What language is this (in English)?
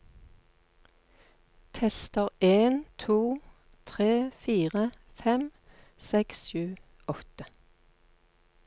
Norwegian